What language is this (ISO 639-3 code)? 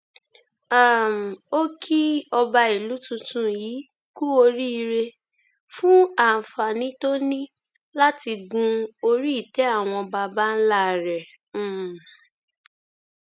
yor